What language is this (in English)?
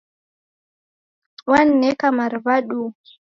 Taita